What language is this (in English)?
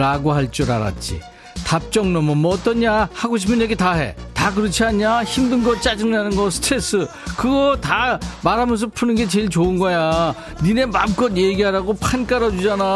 Korean